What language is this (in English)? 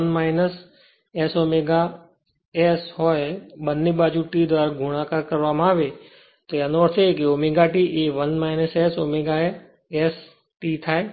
Gujarati